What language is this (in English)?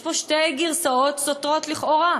Hebrew